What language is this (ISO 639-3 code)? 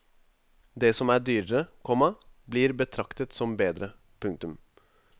nor